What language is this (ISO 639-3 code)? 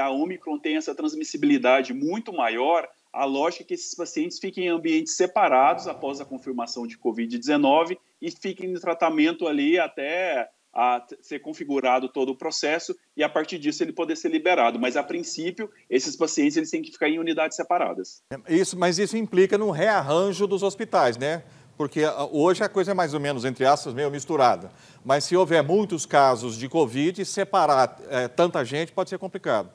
por